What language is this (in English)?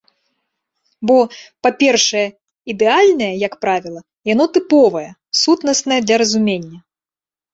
Belarusian